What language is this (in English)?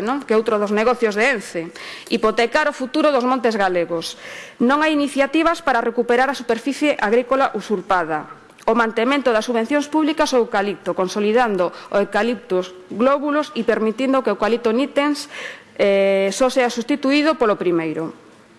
Spanish